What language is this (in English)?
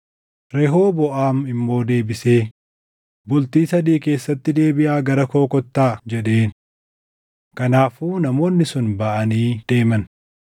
Oromo